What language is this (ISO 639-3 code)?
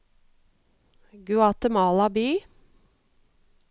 nor